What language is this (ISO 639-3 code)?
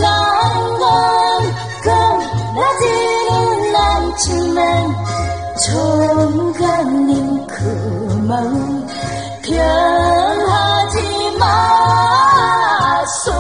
kor